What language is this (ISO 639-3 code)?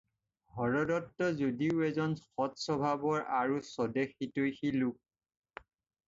asm